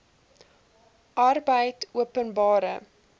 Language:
Afrikaans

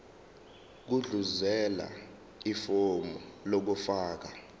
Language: Zulu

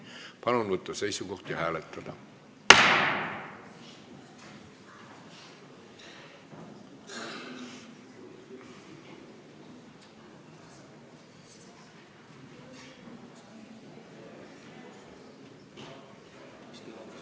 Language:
Estonian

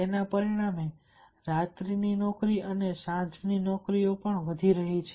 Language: Gujarati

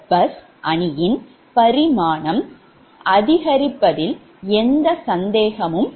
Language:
Tamil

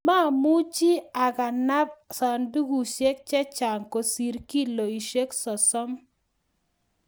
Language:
Kalenjin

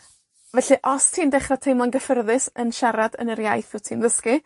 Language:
Welsh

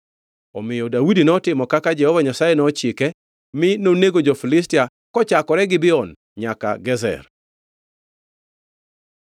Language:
Luo (Kenya and Tanzania)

